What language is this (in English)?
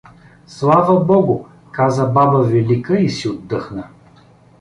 Bulgarian